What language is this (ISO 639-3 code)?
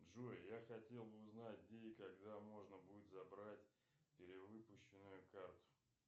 rus